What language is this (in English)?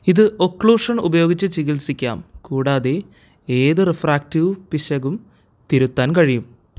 Malayalam